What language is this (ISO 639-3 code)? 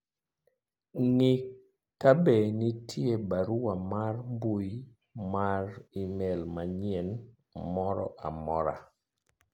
luo